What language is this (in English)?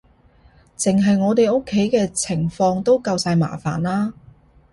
Cantonese